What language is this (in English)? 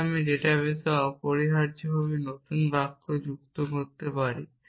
Bangla